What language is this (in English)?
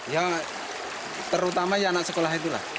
Indonesian